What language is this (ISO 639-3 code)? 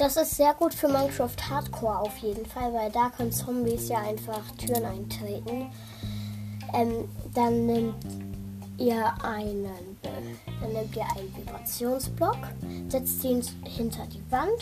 deu